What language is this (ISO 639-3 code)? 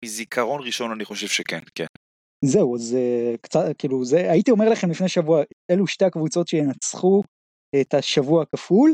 heb